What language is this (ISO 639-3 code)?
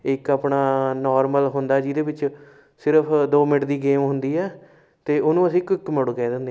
pan